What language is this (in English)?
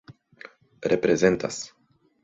Esperanto